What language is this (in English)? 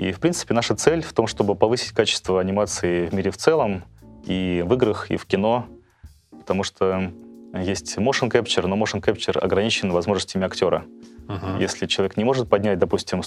Russian